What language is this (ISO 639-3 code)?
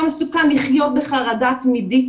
heb